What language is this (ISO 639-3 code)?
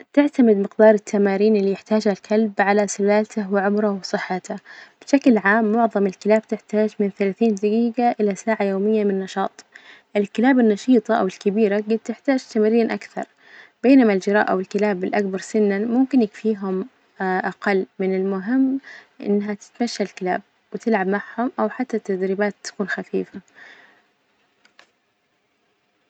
ars